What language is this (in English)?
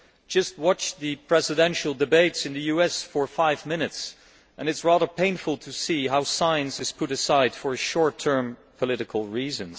English